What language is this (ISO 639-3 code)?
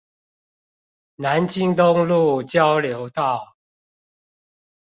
zho